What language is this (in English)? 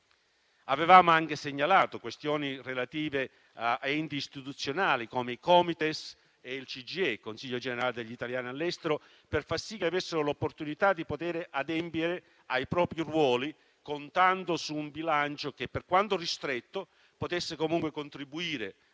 Italian